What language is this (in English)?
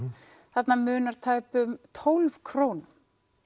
Icelandic